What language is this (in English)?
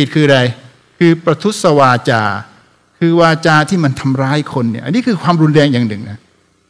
Thai